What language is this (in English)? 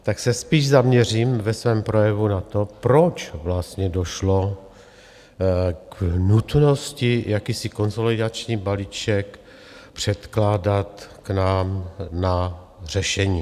Czech